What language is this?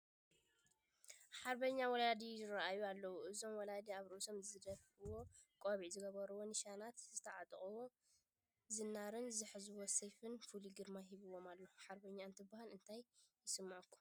Tigrinya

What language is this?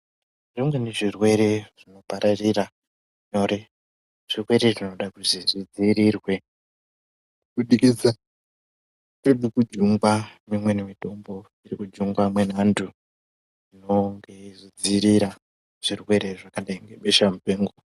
Ndau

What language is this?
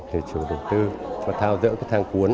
Vietnamese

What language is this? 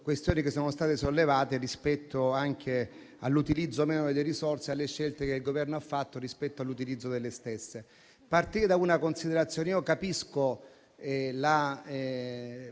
Italian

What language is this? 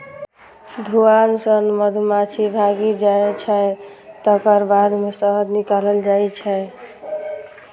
Maithili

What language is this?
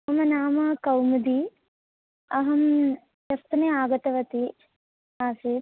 Sanskrit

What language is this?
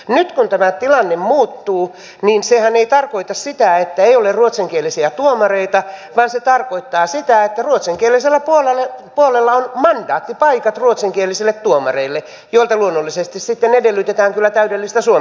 Finnish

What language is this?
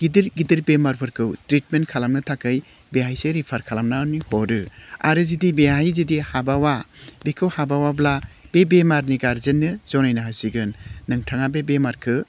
Bodo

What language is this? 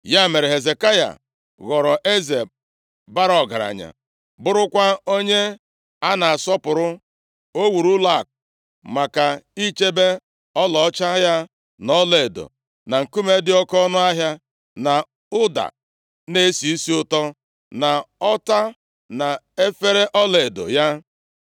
Igbo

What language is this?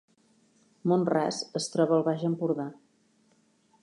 Catalan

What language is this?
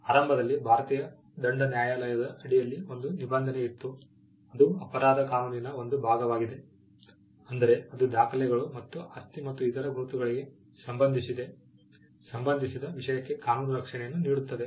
Kannada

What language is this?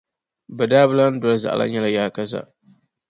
Dagbani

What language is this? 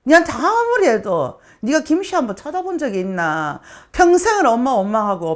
Korean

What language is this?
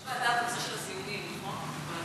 Hebrew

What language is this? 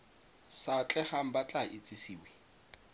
Tswana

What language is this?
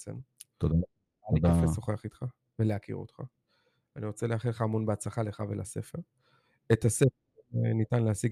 Hebrew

